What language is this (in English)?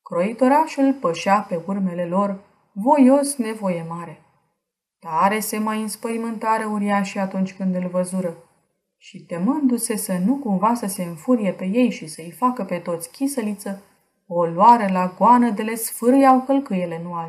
Romanian